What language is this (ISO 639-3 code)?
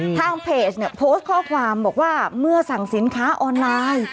tha